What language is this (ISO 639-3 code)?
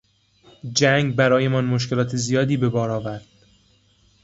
fas